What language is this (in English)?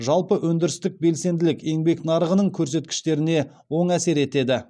Kazakh